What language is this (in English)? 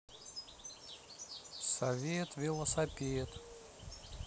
Russian